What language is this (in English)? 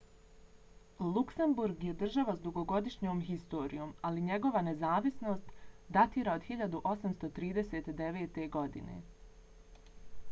Bosnian